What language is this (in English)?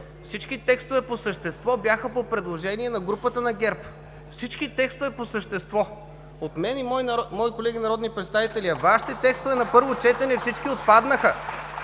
Bulgarian